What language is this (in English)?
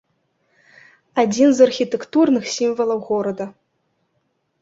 Belarusian